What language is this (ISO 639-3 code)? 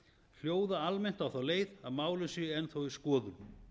isl